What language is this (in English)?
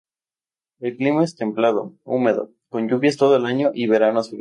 Spanish